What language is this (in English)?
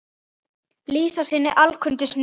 Icelandic